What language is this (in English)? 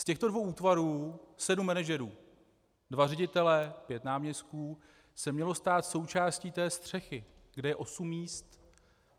Czech